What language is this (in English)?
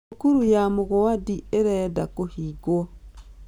Kikuyu